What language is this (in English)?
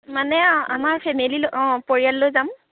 Assamese